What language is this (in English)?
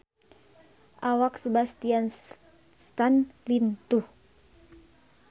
Sundanese